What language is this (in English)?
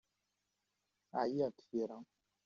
Kabyle